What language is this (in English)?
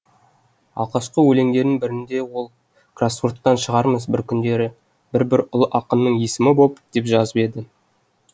Kazakh